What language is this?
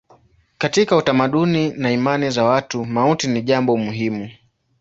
Swahili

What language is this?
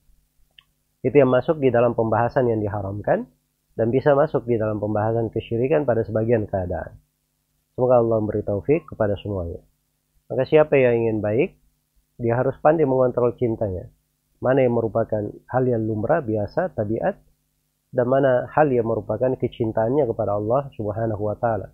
Indonesian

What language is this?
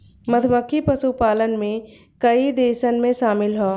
Bhojpuri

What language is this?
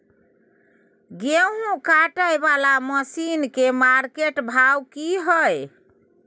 Maithili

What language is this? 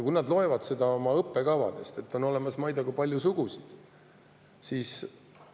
Estonian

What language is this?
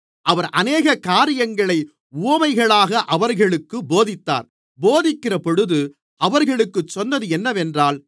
Tamil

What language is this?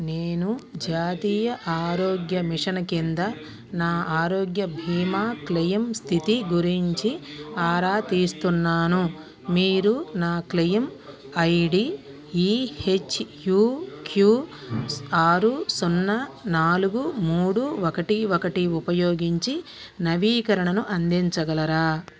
Telugu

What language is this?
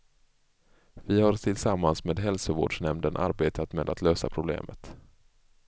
Swedish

